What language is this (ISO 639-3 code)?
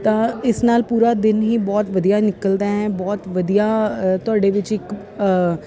pan